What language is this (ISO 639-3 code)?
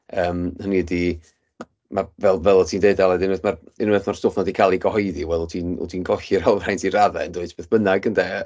cym